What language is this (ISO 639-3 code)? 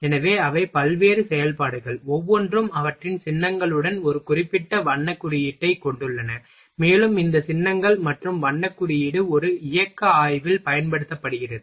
tam